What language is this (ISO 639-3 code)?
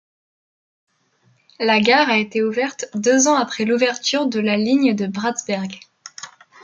fra